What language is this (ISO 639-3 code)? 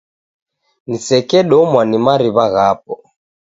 dav